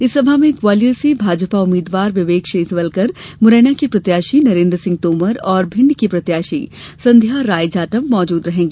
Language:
Hindi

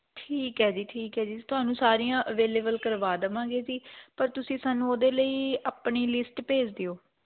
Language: Punjabi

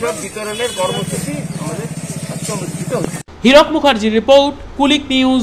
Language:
Hindi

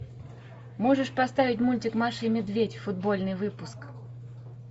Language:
Russian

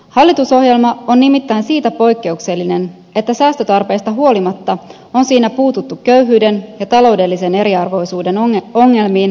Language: Finnish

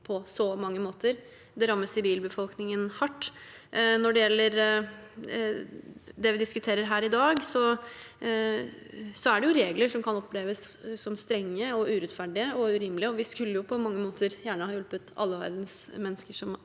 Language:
Norwegian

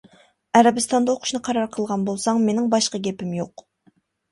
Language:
Uyghur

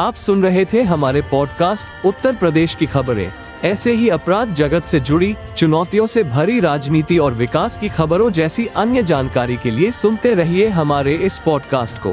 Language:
Hindi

